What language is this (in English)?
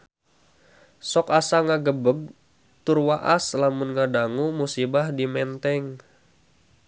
Sundanese